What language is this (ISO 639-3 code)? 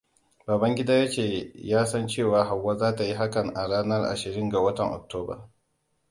hau